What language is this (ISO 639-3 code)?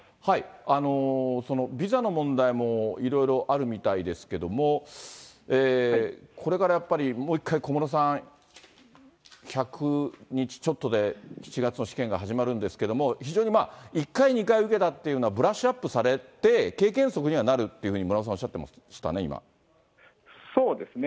jpn